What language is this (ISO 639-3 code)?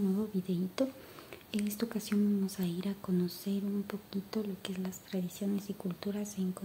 spa